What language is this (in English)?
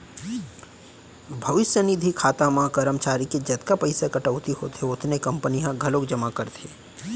Chhattisgarhi